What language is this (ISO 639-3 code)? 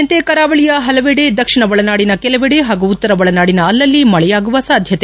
kan